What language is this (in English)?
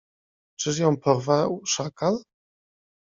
Polish